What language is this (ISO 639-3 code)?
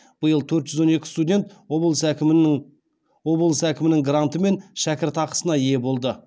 kaz